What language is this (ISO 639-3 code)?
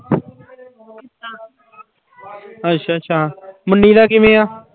pan